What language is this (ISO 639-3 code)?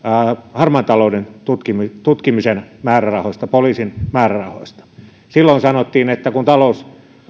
fin